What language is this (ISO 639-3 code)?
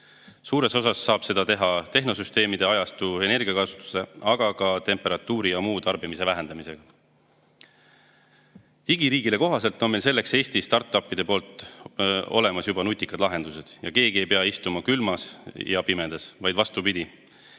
est